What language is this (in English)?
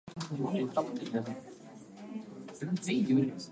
Japanese